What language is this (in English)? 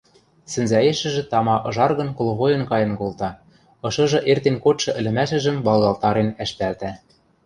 Western Mari